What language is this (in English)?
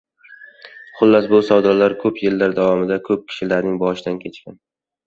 Uzbek